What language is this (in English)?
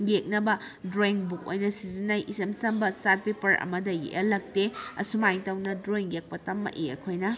Manipuri